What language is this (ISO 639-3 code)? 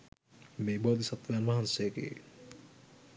sin